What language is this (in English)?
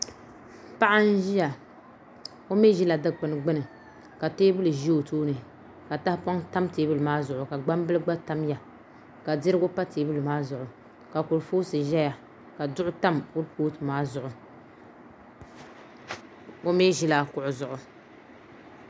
Dagbani